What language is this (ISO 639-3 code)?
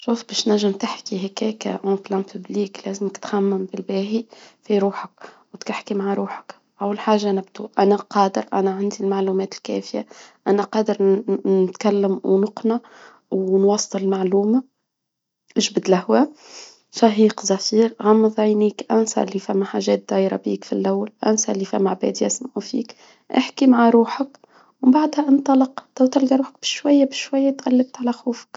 aeb